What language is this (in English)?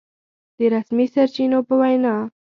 Pashto